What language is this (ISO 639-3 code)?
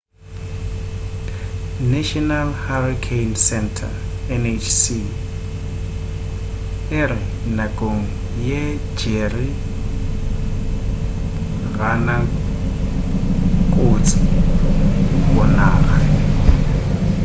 nso